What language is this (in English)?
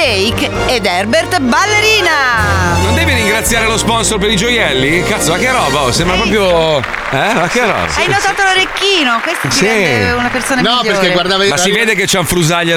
Italian